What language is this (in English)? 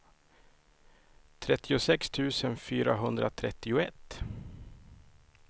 Swedish